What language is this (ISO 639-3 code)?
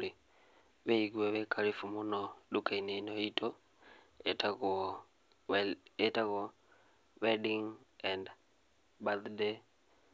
kik